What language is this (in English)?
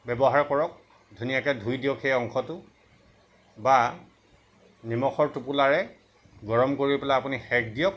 Assamese